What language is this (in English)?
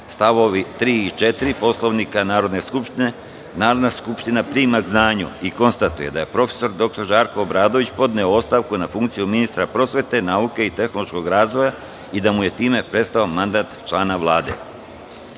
Serbian